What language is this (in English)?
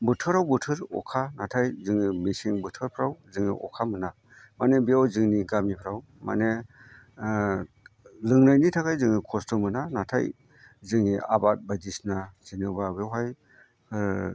Bodo